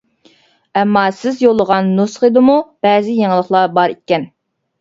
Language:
Uyghur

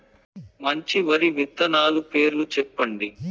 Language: Telugu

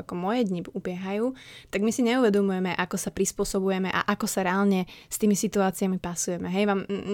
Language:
Slovak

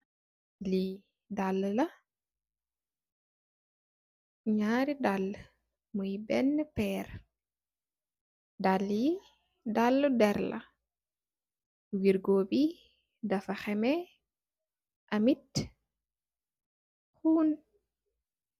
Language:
Wolof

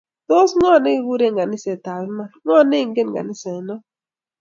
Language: Kalenjin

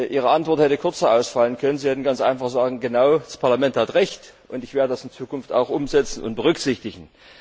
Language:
German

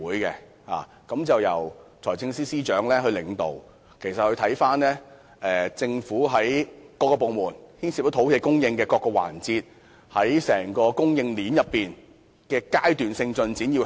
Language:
Cantonese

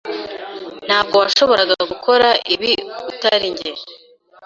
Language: Kinyarwanda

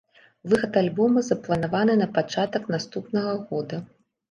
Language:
Belarusian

